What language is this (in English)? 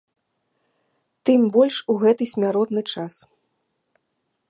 Belarusian